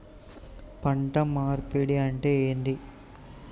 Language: Telugu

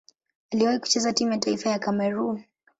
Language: Swahili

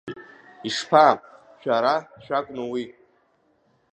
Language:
Abkhazian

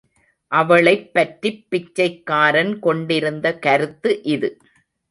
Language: Tamil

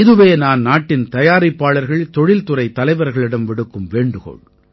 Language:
Tamil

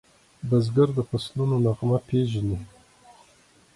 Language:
Pashto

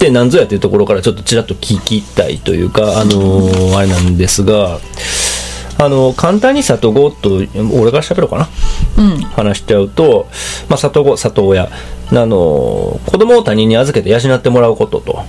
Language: Japanese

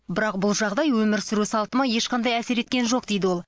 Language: Kazakh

